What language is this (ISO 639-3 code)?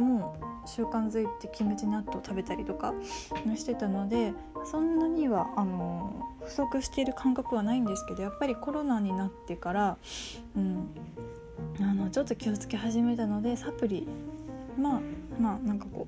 jpn